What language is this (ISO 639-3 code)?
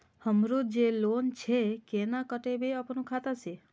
mai